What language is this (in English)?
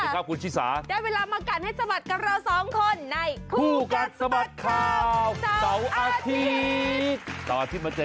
Thai